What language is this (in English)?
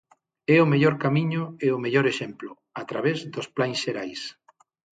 Galician